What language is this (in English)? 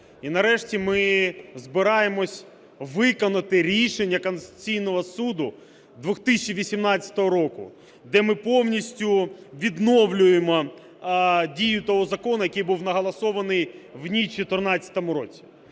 Ukrainian